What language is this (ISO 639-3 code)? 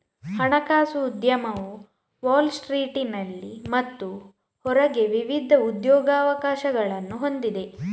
kan